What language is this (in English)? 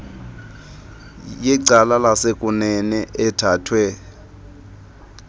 Xhosa